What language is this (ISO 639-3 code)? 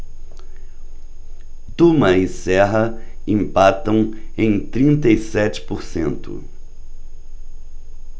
por